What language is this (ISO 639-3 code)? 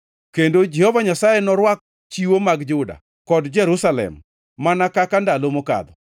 luo